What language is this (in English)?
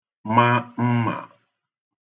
Igbo